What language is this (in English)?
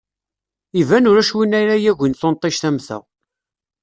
Kabyle